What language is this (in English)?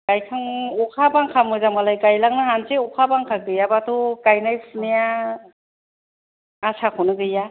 Bodo